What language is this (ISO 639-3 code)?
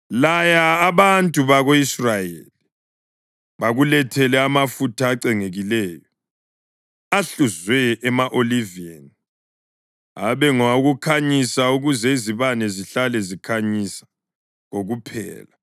nde